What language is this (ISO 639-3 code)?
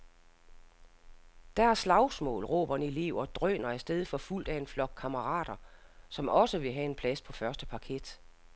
dan